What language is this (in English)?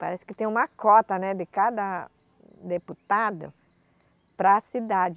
Portuguese